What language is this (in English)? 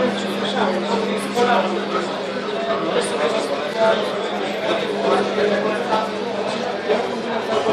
Polish